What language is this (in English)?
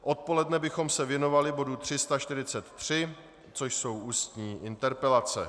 Czech